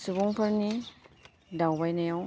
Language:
Bodo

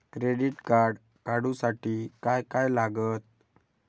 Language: Marathi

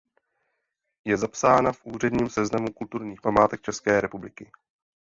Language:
Czech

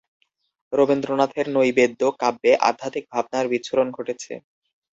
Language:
Bangla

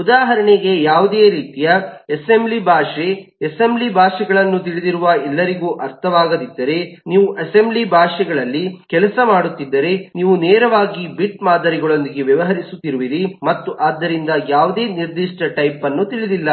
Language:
Kannada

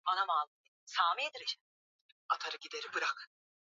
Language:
Swahili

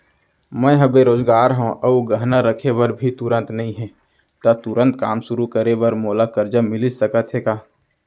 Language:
Chhattisgarhi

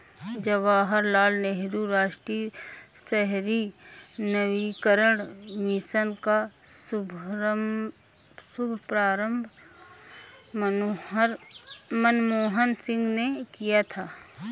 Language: Hindi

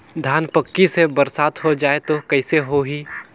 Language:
Chhattisgarhi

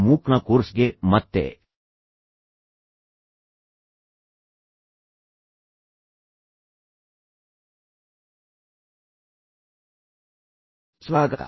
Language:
Kannada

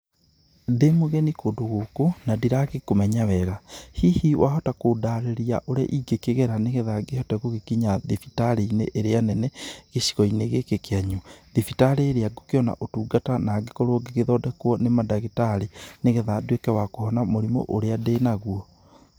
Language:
Kikuyu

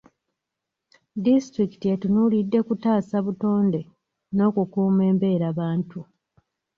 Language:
Ganda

